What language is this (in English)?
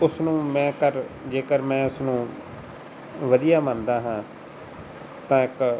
Punjabi